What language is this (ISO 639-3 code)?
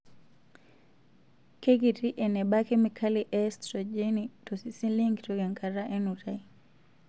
mas